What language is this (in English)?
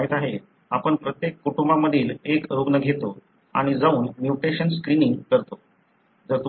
Marathi